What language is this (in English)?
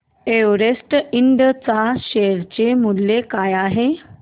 Marathi